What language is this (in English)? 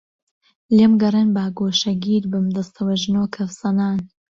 Central Kurdish